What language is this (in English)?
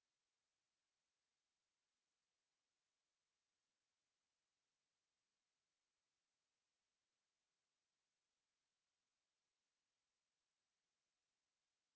Bangla